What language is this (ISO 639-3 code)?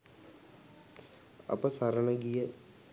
sin